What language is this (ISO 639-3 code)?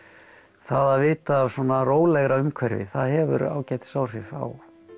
isl